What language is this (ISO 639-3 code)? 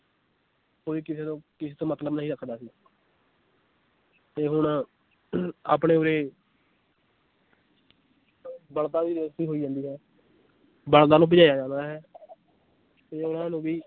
pan